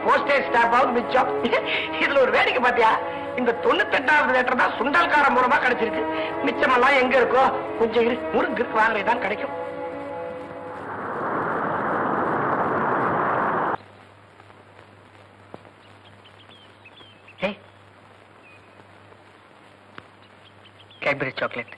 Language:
Indonesian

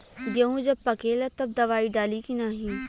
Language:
Bhojpuri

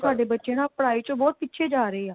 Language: Punjabi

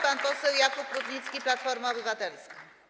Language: Polish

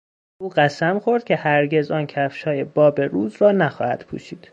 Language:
Persian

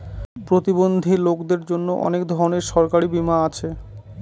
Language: Bangla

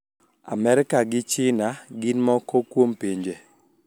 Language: Luo (Kenya and Tanzania)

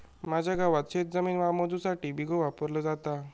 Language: Marathi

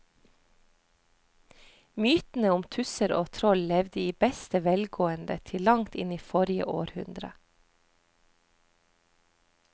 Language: Norwegian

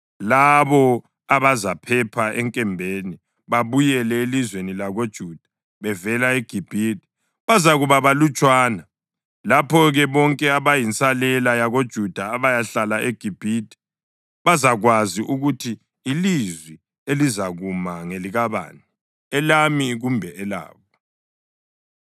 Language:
North Ndebele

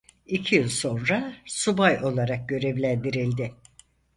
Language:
Turkish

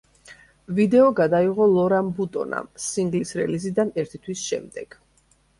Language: Georgian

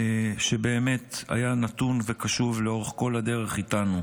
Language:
Hebrew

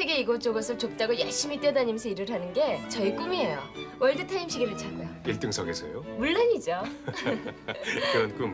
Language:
Korean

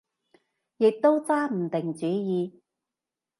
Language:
Cantonese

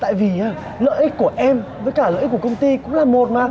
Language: Vietnamese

